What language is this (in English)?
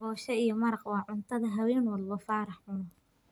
Somali